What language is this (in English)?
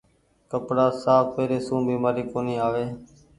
Goaria